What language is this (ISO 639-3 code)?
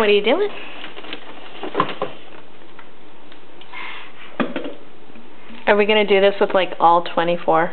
eng